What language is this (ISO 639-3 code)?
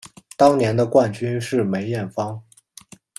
zho